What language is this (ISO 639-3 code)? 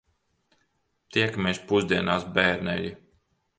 lav